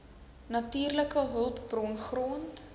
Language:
Afrikaans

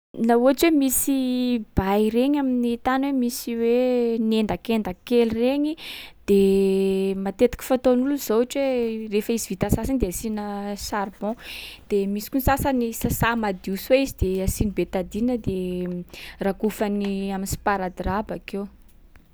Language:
Sakalava Malagasy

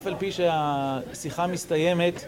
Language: Hebrew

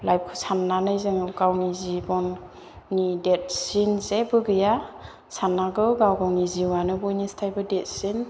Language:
Bodo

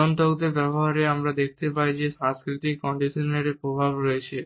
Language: Bangla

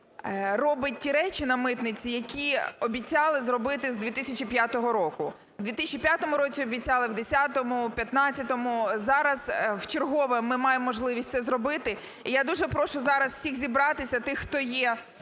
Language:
Ukrainian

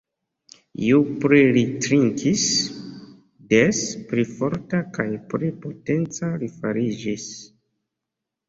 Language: Esperanto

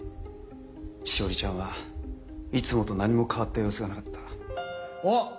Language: Japanese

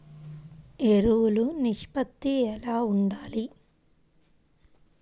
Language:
Telugu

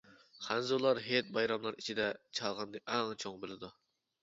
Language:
Uyghur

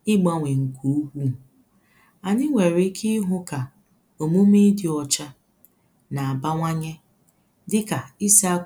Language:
Igbo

